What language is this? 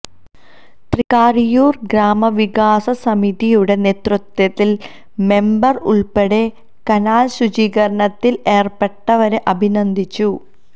Malayalam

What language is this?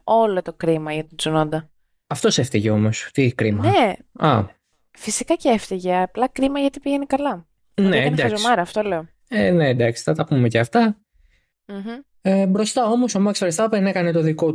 Greek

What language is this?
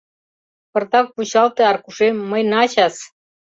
Mari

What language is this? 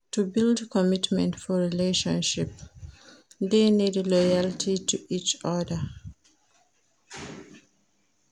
Nigerian Pidgin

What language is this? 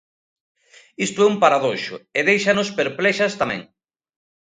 Galician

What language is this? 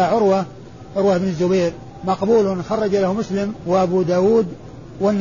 Arabic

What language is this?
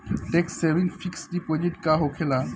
Bhojpuri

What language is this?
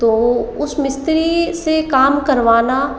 Hindi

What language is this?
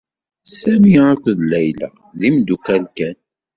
Kabyle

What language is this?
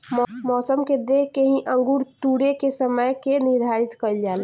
Bhojpuri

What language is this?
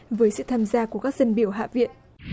Vietnamese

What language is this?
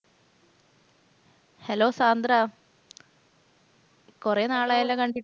Malayalam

